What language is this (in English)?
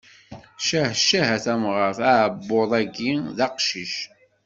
Kabyle